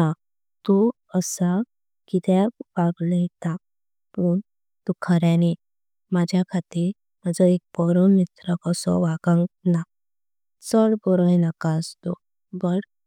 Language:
Konkani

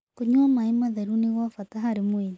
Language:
Kikuyu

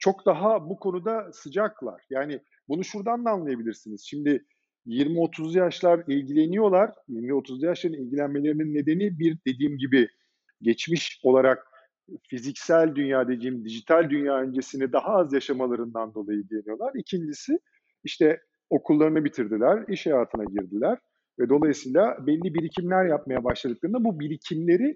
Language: Turkish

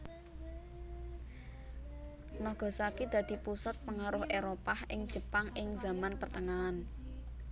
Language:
Javanese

